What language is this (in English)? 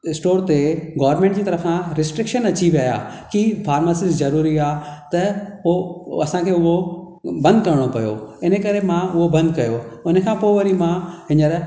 Sindhi